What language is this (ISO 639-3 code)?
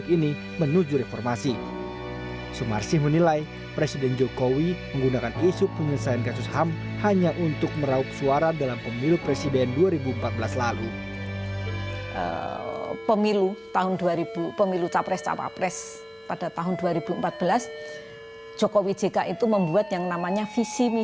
ind